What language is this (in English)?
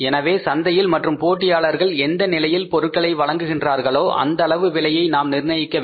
Tamil